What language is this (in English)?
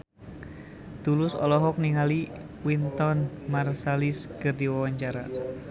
Sundanese